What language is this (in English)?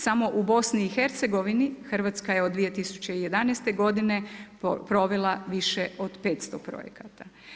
Croatian